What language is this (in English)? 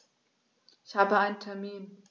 German